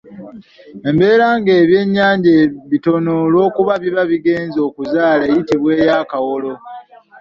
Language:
Ganda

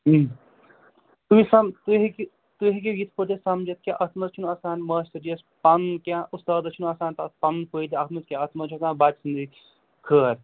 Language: Kashmiri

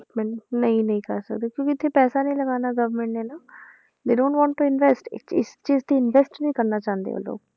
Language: Punjabi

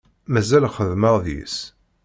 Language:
Kabyle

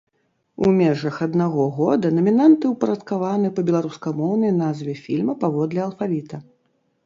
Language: Belarusian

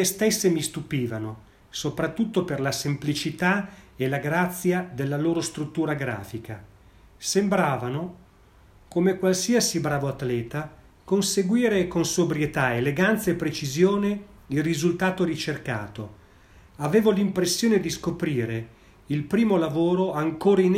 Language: Italian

